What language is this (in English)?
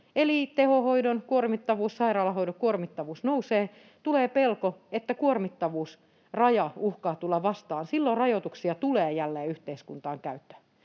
Finnish